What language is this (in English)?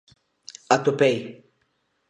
Galician